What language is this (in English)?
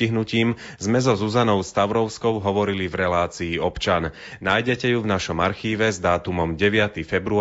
Slovak